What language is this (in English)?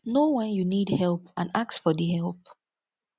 Nigerian Pidgin